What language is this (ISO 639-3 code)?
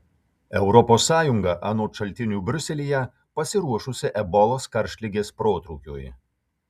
lit